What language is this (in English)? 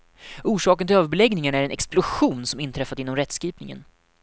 Swedish